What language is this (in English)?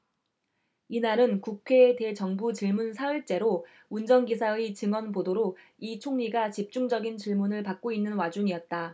Korean